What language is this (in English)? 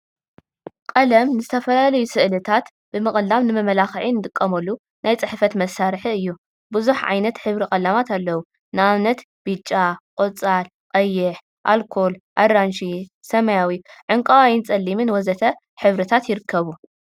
Tigrinya